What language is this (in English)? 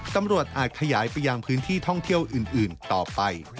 Thai